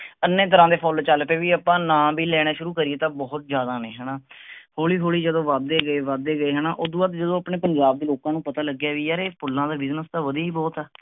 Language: Punjabi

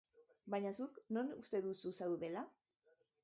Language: Basque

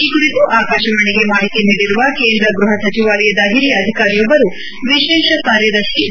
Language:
Kannada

